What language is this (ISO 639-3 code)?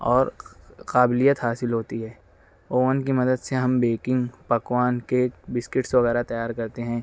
urd